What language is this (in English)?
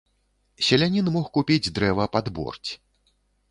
Belarusian